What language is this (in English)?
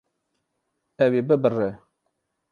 Kurdish